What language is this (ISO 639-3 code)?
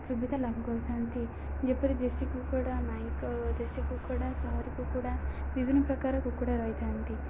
ori